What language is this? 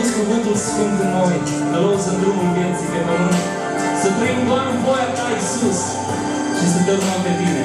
Greek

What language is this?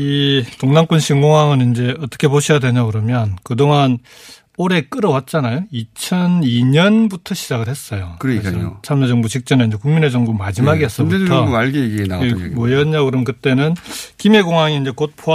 Korean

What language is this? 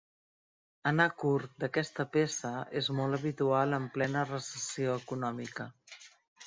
Catalan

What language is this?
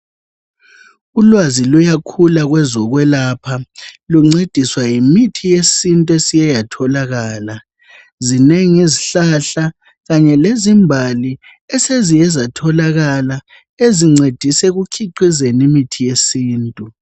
North Ndebele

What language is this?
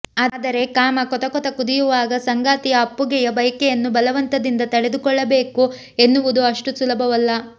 Kannada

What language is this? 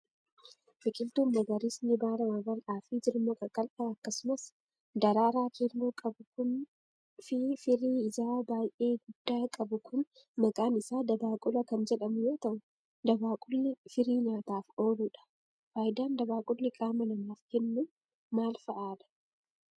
Oromo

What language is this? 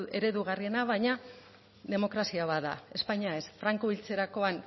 Basque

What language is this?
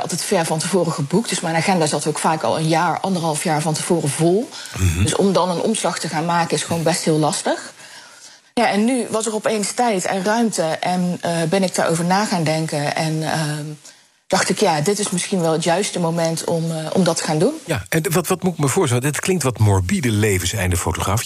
Dutch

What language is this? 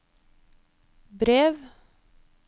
Norwegian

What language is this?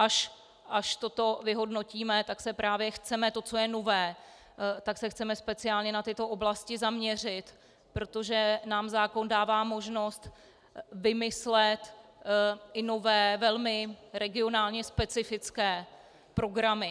Czech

